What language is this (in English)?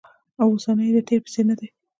Pashto